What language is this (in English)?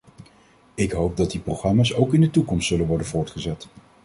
Dutch